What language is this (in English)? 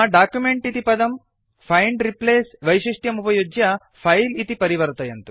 Sanskrit